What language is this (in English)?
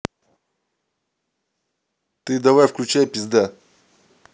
Russian